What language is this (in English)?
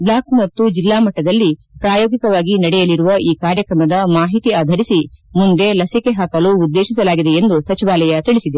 Kannada